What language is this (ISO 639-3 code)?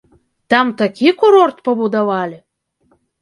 bel